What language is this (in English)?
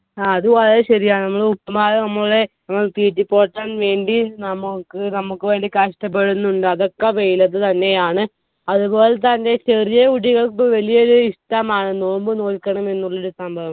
Malayalam